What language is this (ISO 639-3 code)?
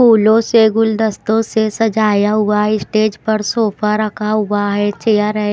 hin